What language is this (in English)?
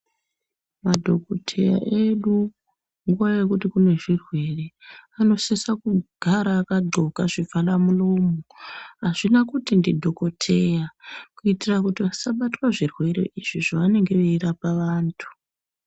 Ndau